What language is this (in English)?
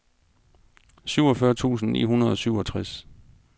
Danish